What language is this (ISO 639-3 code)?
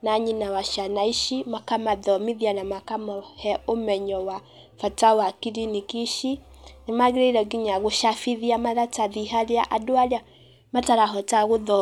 kik